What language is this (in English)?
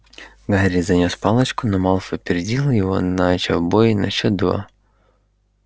Russian